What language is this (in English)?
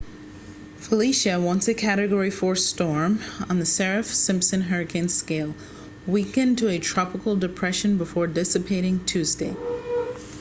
English